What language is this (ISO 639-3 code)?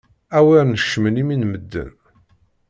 kab